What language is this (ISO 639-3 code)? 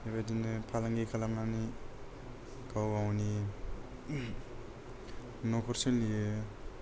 brx